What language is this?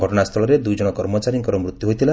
Odia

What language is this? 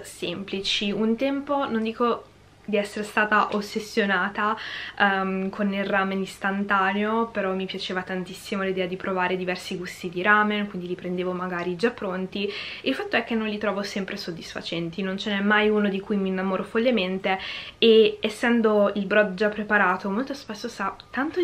Italian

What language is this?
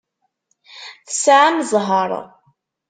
Kabyle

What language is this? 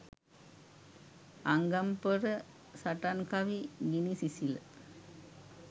Sinhala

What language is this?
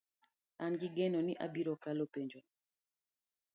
Luo (Kenya and Tanzania)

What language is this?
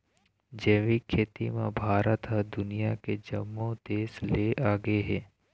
Chhattisgarhi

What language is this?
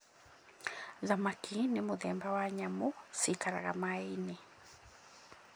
Kikuyu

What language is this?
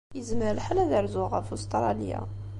Kabyle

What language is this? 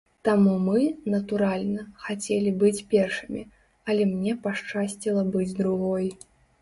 Belarusian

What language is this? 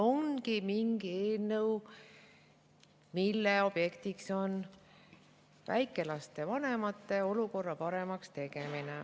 Estonian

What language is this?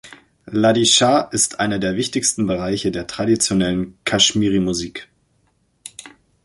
German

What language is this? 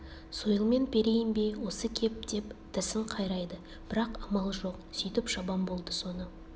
Kazakh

